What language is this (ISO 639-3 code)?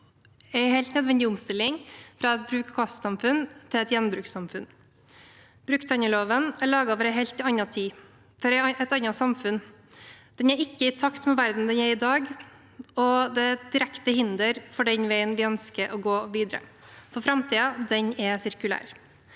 nor